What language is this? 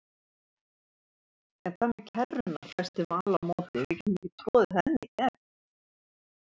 Icelandic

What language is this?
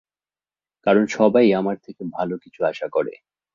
Bangla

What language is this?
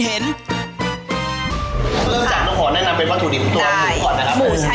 Thai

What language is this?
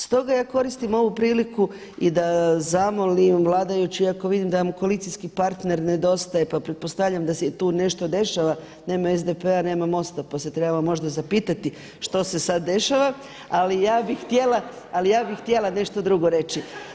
Croatian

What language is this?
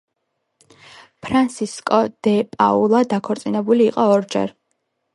Georgian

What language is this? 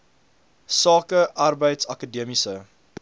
Afrikaans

